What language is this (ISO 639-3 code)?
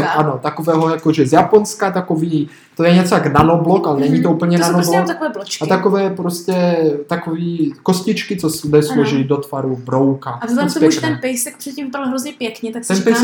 ces